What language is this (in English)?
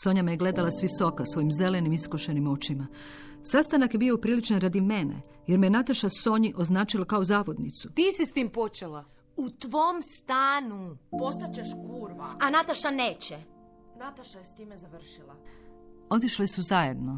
Croatian